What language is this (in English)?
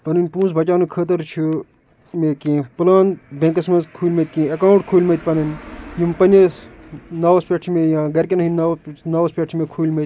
Kashmiri